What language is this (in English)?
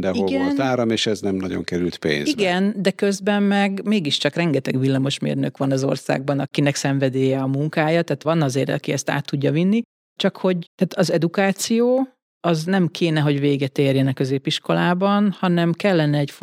Hungarian